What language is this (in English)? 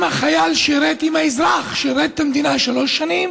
Hebrew